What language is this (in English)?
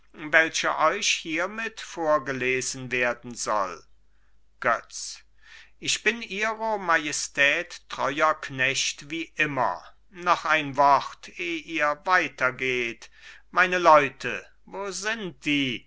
German